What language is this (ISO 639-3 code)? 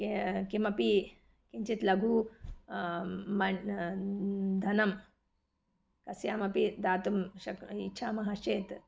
san